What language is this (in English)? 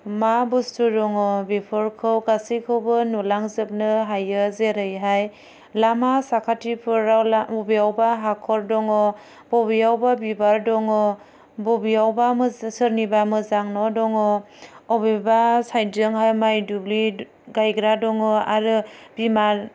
Bodo